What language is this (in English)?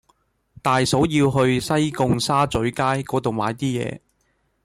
Cantonese